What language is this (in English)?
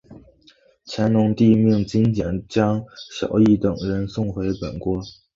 Chinese